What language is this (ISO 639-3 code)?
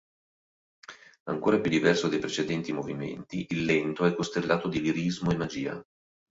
ita